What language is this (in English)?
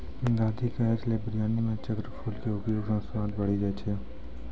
Maithili